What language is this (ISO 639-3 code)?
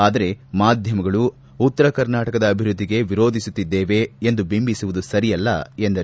kan